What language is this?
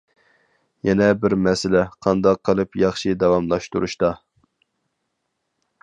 Uyghur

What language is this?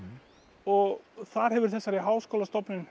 Icelandic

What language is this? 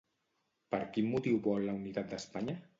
Catalan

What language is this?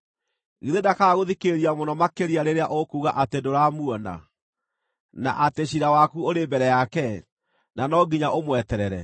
Kikuyu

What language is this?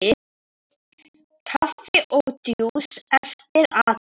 Icelandic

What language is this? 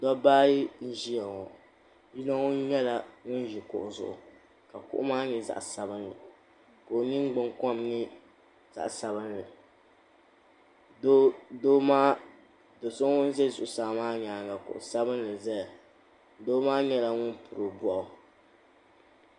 Dagbani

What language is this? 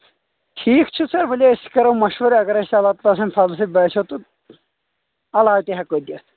Kashmiri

